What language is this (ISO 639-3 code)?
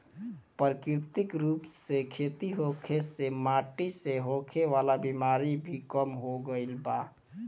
bho